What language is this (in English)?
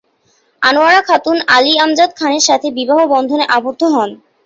Bangla